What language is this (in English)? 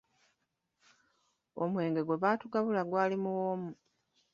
Ganda